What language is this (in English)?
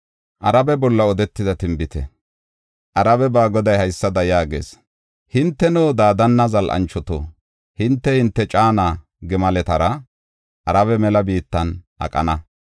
Gofa